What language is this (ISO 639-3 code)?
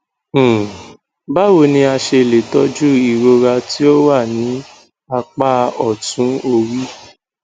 yor